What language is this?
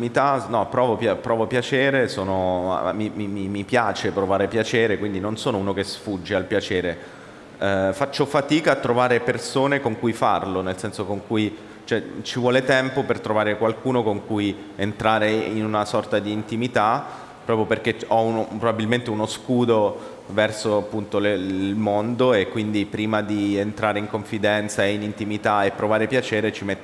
Italian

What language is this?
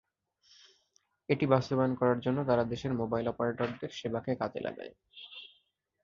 Bangla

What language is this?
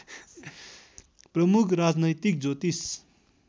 Nepali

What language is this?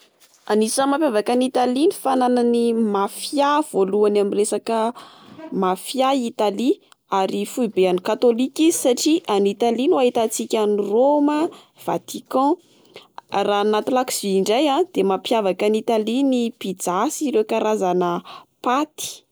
Malagasy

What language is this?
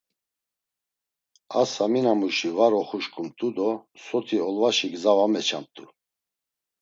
Laz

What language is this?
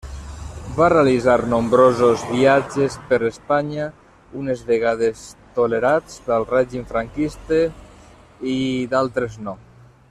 Catalan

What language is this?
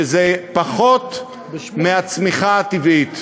Hebrew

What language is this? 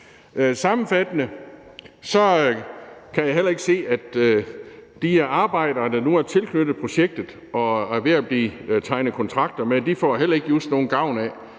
Danish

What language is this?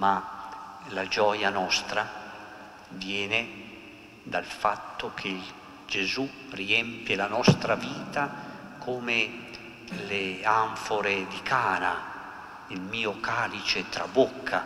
Italian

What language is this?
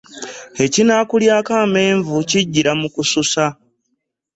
Ganda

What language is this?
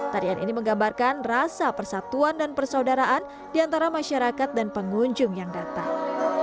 Indonesian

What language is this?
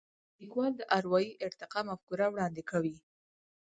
Pashto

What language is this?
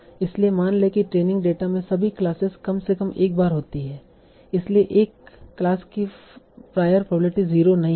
Hindi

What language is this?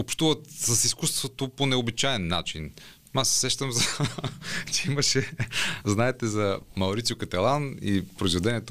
Bulgarian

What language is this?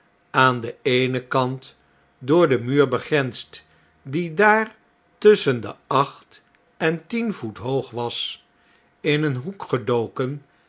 Dutch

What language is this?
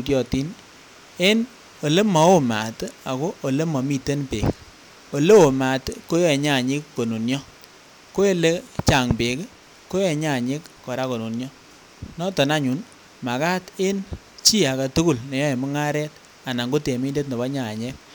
Kalenjin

